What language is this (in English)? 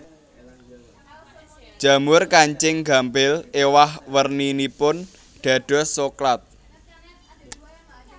Javanese